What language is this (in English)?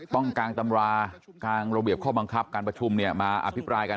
Thai